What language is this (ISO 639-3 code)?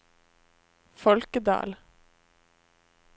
nor